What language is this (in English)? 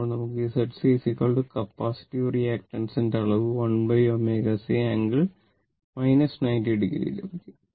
Malayalam